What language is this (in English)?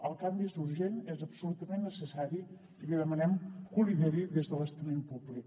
Catalan